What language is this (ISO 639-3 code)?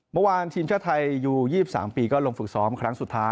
tha